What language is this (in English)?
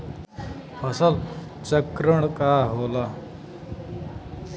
Bhojpuri